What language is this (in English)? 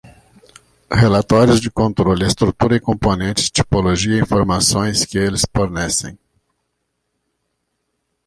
Portuguese